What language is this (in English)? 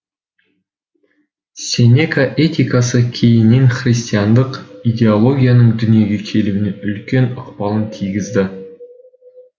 Kazakh